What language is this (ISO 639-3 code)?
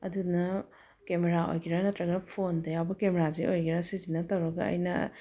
mni